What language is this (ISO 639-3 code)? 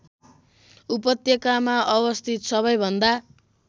nep